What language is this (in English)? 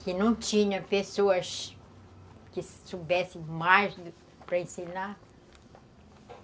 Portuguese